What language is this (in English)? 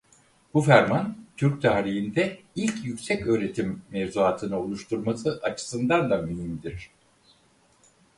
Turkish